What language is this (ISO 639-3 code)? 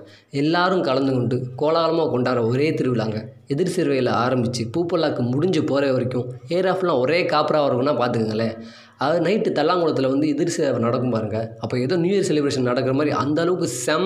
tam